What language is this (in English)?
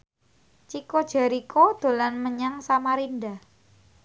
Javanese